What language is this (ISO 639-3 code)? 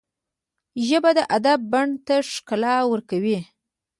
pus